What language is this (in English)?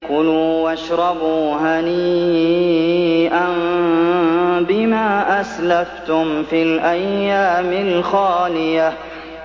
Arabic